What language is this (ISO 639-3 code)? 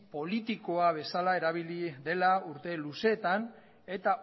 eus